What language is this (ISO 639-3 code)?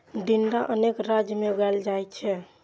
mai